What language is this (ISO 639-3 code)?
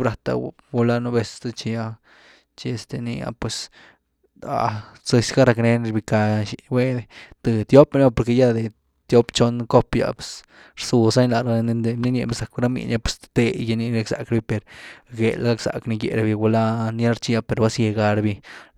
ztu